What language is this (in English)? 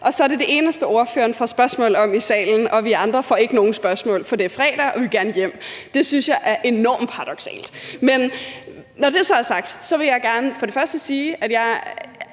Danish